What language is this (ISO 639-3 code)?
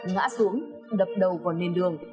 vie